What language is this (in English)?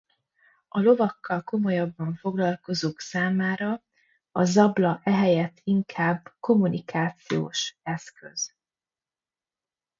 Hungarian